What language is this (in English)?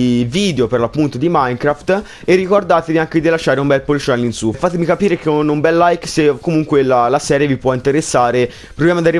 Italian